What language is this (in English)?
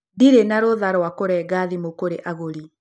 Kikuyu